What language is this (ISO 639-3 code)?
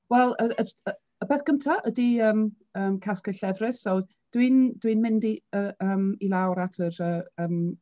cym